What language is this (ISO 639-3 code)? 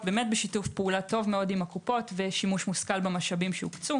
heb